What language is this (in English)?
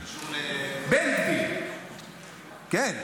Hebrew